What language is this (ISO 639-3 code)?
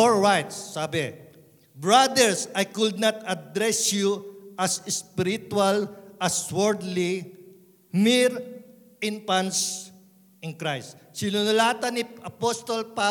fil